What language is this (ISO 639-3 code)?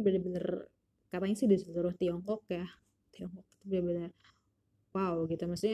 ind